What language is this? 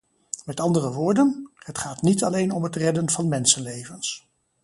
Dutch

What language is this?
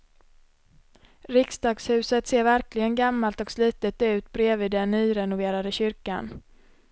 Swedish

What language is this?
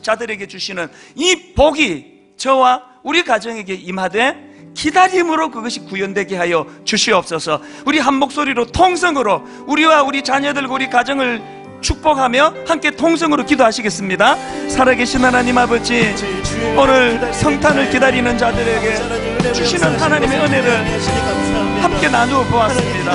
Korean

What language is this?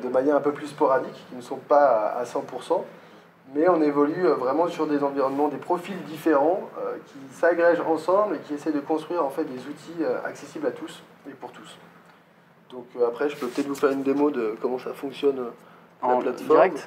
French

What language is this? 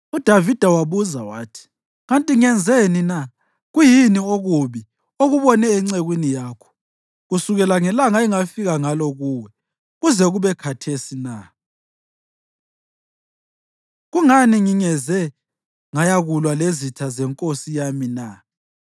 North Ndebele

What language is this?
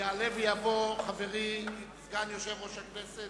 Hebrew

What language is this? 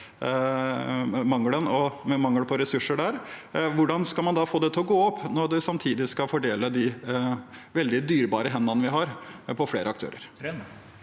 Norwegian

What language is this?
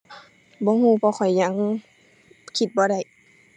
Thai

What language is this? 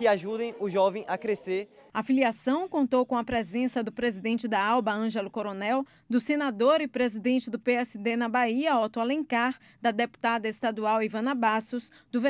Portuguese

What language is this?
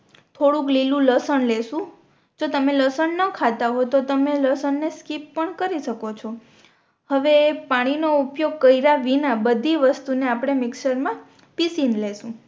Gujarati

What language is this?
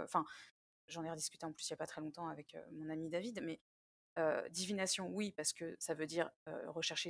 French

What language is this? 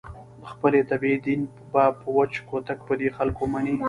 Pashto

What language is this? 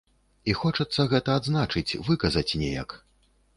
Belarusian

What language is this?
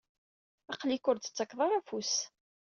Kabyle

